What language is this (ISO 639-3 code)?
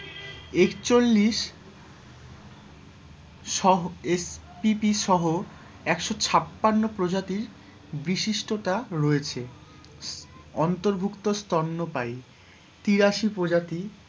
ben